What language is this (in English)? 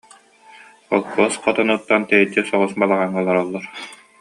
Yakut